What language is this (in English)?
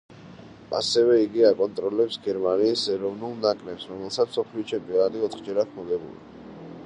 Georgian